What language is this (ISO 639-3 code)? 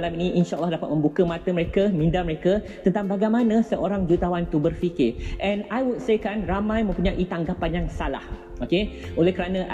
msa